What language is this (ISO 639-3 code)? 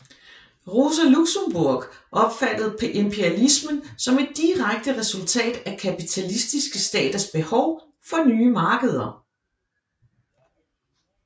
dan